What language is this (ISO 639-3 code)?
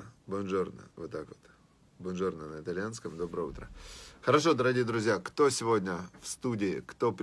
rus